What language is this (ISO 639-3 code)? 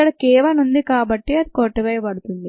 tel